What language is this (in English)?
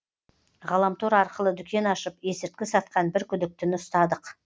Kazakh